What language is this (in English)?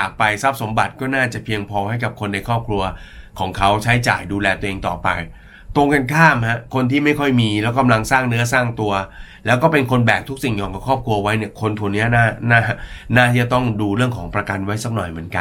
Thai